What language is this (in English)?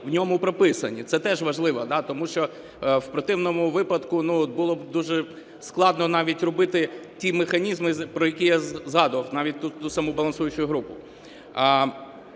Ukrainian